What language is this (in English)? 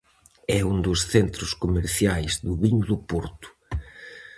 Galician